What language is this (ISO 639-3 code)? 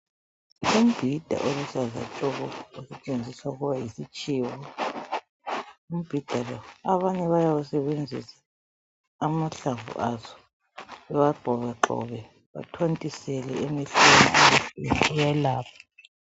nde